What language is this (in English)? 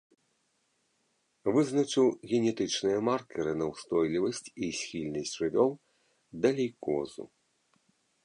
Belarusian